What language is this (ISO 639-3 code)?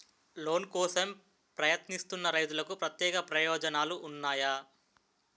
tel